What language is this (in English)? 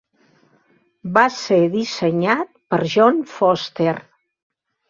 Catalan